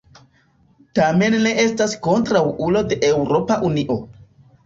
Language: Esperanto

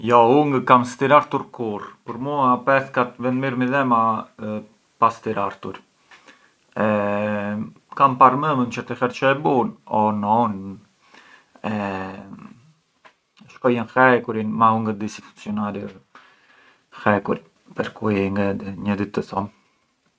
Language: Arbëreshë Albanian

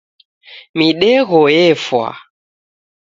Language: Taita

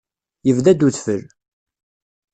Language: Kabyle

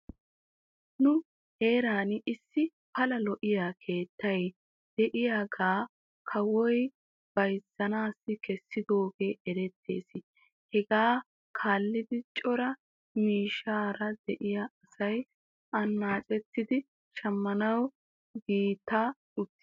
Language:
Wolaytta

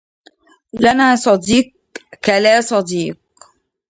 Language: Arabic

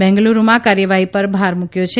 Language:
Gujarati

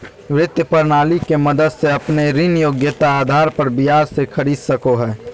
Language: Magahi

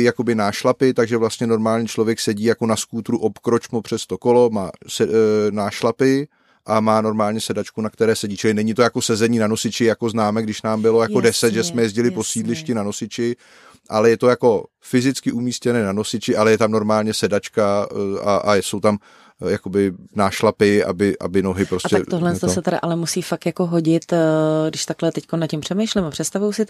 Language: Czech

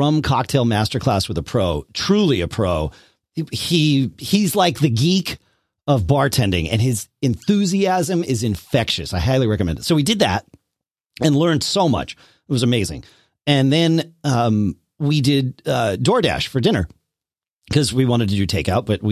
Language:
English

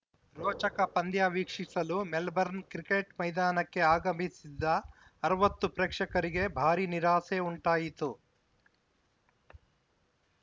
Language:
Kannada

